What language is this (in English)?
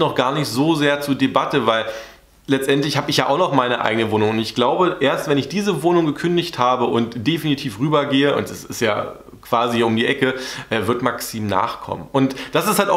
German